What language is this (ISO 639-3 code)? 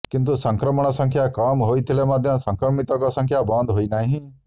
ori